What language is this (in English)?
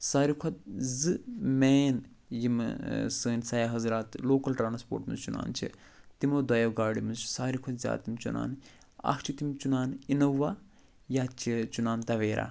Kashmiri